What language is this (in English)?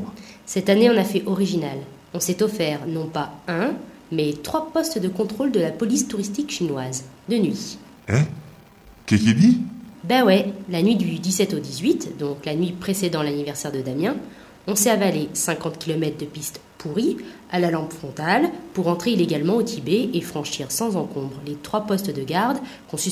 French